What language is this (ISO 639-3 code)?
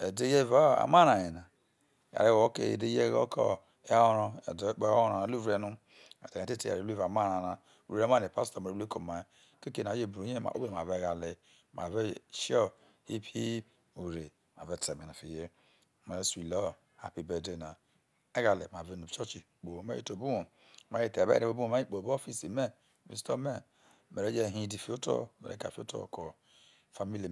iso